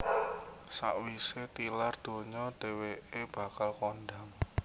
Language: Javanese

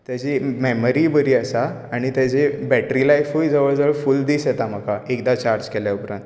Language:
Konkani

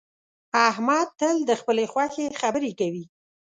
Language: Pashto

